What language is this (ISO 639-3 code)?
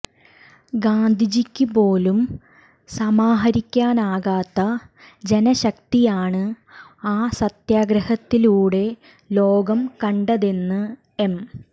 mal